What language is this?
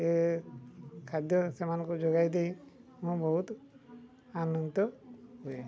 Odia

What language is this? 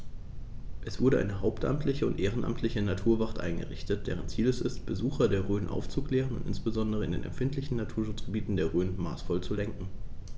German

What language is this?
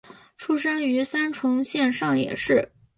Chinese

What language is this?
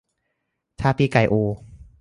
Thai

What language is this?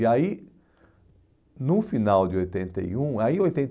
Portuguese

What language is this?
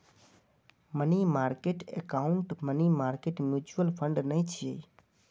Maithili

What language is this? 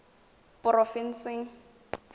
Tswana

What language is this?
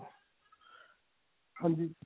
Punjabi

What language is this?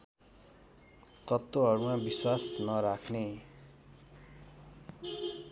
Nepali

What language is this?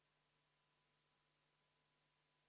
Estonian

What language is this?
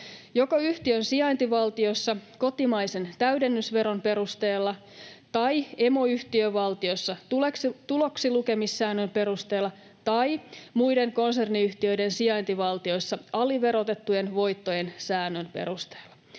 Finnish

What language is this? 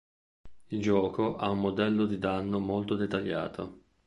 Italian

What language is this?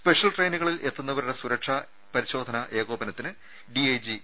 Malayalam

